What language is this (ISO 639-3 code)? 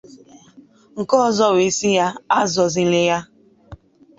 ibo